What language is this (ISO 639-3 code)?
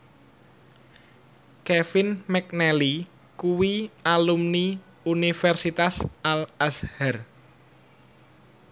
jav